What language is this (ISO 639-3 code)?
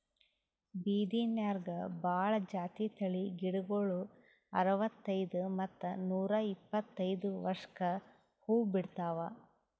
kan